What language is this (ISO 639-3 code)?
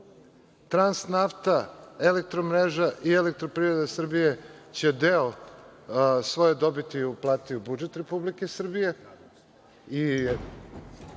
srp